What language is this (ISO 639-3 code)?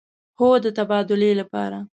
pus